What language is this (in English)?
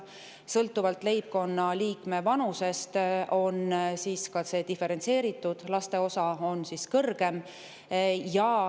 Estonian